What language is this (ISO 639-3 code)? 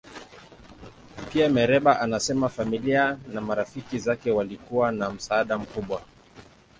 swa